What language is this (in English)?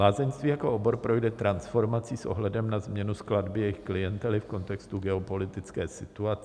Czech